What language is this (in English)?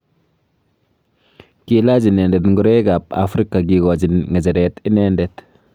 Kalenjin